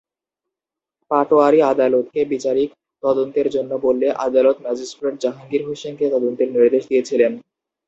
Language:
Bangla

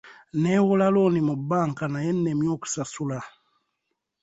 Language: Ganda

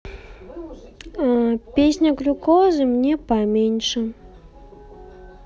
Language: Russian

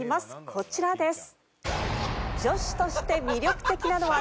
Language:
Japanese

